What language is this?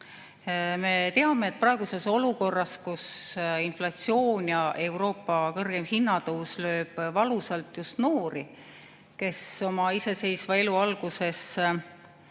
Estonian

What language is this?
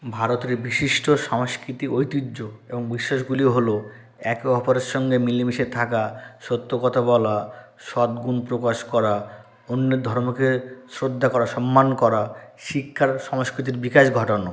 Bangla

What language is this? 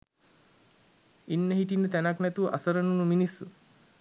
Sinhala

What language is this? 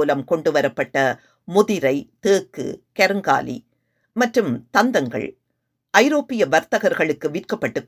Tamil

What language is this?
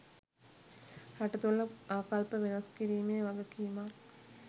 Sinhala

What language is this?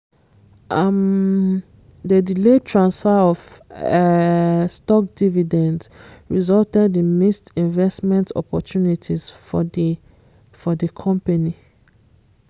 Nigerian Pidgin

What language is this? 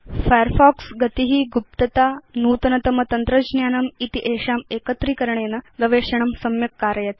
Sanskrit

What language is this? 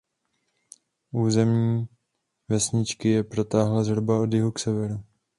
Czech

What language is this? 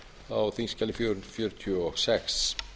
Icelandic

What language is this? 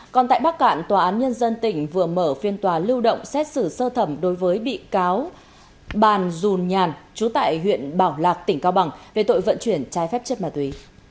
Vietnamese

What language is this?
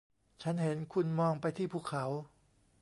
Thai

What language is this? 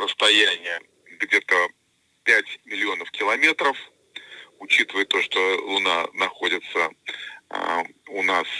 Russian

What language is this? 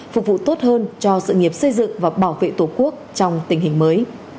Vietnamese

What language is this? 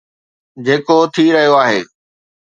Sindhi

